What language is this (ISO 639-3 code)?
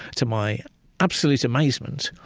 eng